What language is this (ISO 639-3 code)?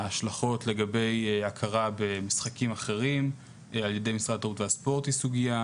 heb